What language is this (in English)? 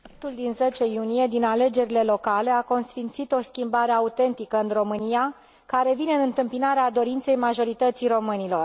Romanian